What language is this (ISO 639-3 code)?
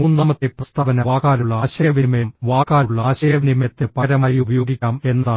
mal